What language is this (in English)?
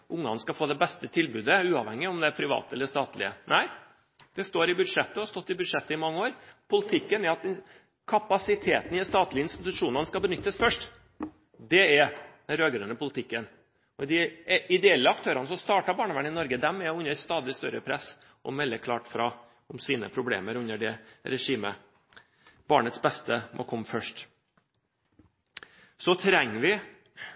Norwegian Bokmål